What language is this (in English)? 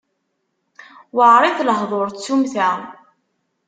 Kabyle